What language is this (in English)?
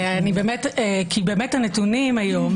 Hebrew